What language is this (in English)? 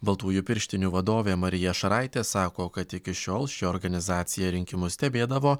Lithuanian